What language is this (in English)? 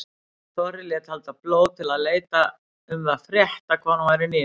Icelandic